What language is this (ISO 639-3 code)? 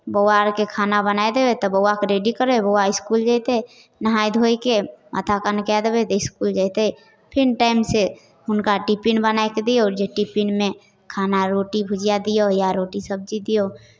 mai